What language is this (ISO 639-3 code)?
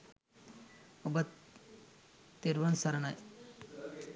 sin